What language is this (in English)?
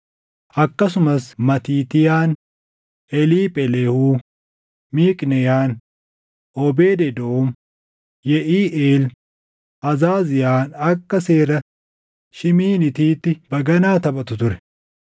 Oromo